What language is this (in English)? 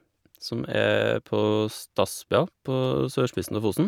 Norwegian